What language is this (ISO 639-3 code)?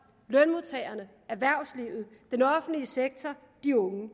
dan